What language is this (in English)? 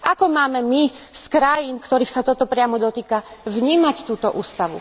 Slovak